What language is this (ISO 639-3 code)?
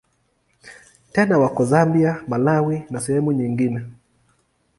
swa